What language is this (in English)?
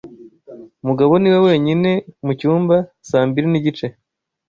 Kinyarwanda